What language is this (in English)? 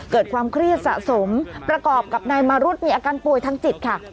Thai